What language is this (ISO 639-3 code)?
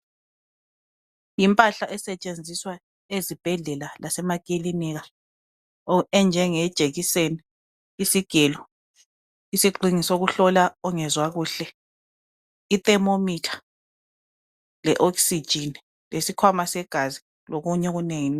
nde